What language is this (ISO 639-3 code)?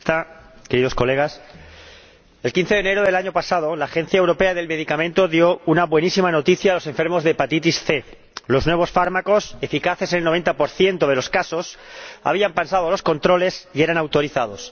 spa